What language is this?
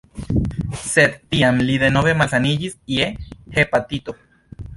Esperanto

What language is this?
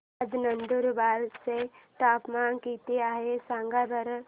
Marathi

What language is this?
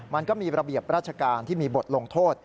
Thai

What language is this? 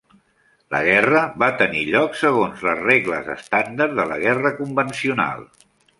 Catalan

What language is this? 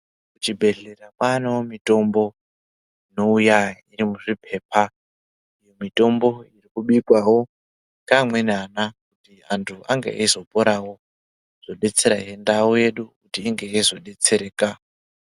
Ndau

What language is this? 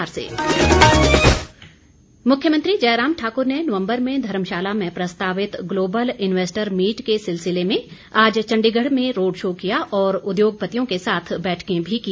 Hindi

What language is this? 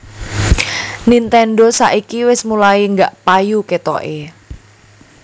Javanese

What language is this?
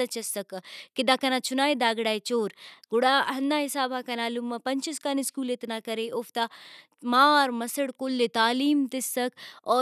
Brahui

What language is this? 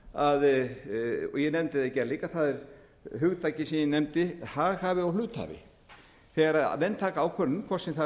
Icelandic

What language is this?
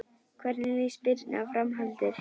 Icelandic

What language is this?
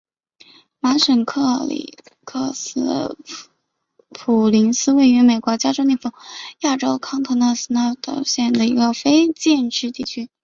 Chinese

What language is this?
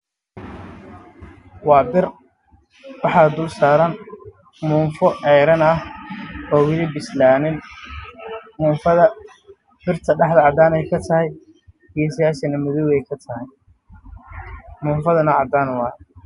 Somali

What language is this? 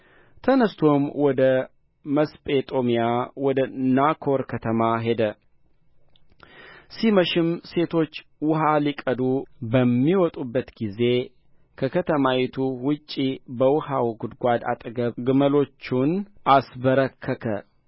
Amharic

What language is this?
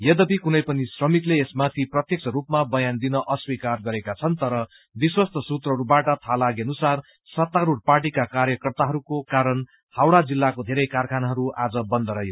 Nepali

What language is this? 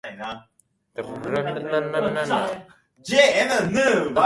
Japanese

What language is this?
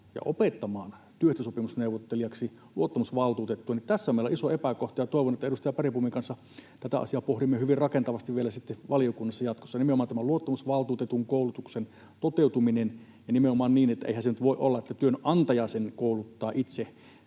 Finnish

